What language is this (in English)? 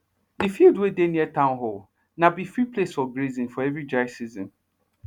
Nigerian Pidgin